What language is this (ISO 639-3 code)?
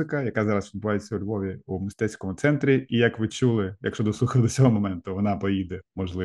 ukr